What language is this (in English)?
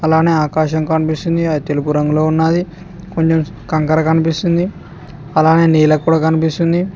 Telugu